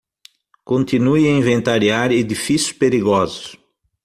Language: Portuguese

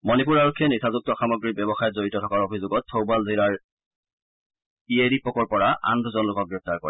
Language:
Assamese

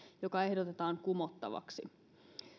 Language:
Finnish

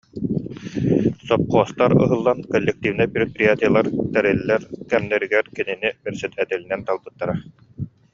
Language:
Yakut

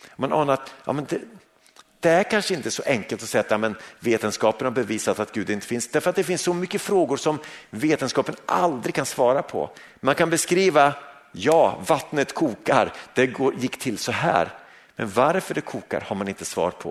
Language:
Swedish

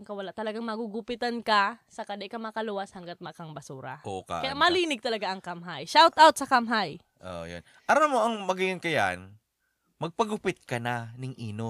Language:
Filipino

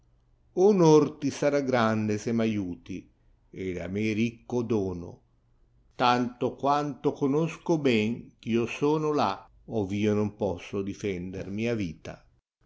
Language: Italian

